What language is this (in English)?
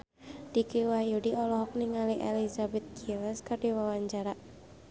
Sundanese